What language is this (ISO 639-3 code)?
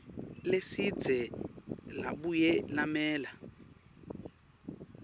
ssw